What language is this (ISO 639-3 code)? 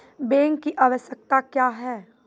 mai